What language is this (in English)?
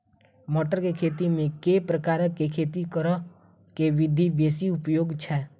Maithili